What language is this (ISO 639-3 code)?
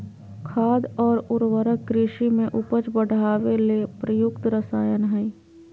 mag